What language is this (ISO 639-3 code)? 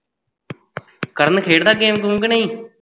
pan